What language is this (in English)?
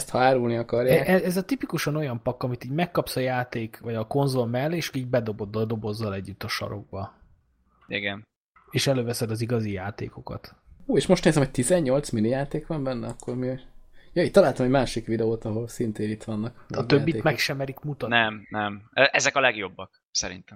Hungarian